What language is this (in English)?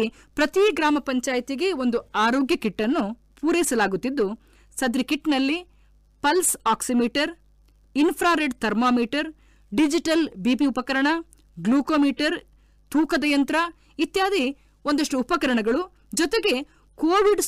Kannada